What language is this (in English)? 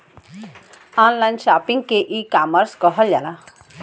Bhojpuri